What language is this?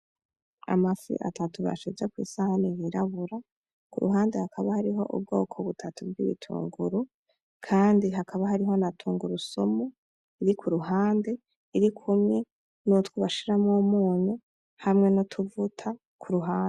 Rundi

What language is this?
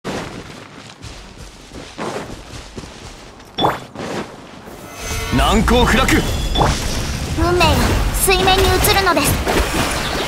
Japanese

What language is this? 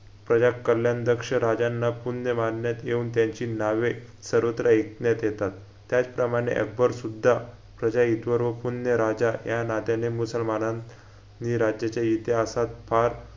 Marathi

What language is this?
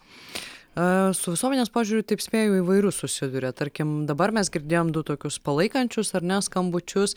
Lithuanian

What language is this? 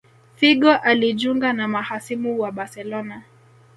Swahili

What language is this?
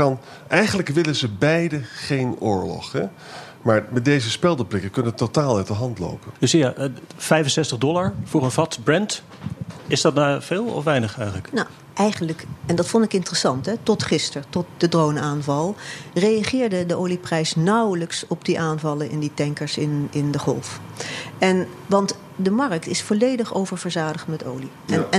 Dutch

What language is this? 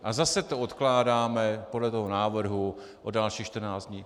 Czech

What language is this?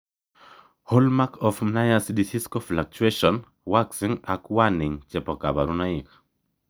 Kalenjin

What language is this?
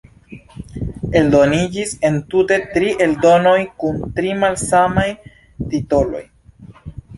Esperanto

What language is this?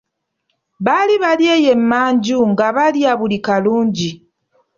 Ganda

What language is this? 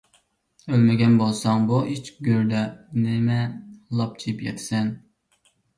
Uyghur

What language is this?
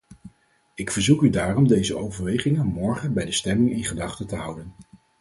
Dutch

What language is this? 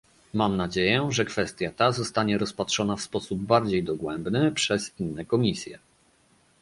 Polish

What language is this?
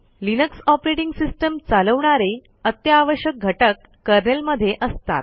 Marathi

